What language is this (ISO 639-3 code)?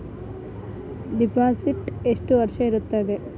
kan